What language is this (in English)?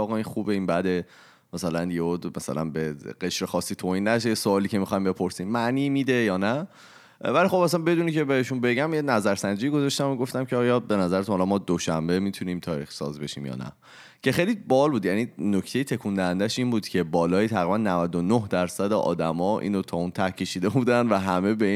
Persian